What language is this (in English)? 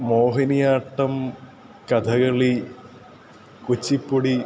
Sanskrit